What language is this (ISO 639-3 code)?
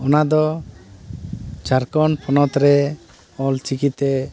sat